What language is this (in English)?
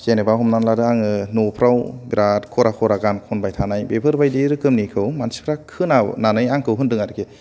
Bodo